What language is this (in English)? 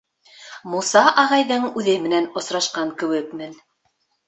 Bashkir